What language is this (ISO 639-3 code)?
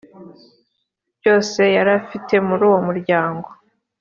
kin